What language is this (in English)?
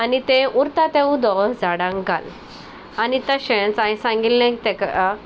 Konkani